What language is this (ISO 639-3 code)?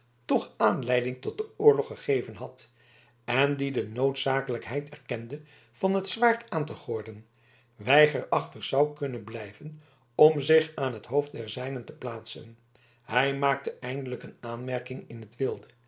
nld